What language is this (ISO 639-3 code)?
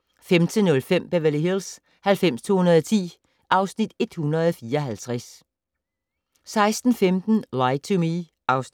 dan